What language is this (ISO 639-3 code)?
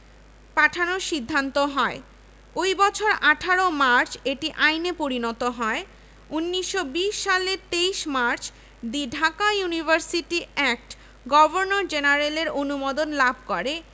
ben